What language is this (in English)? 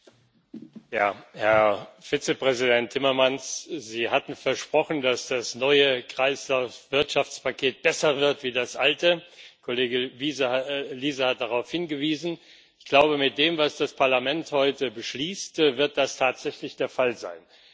German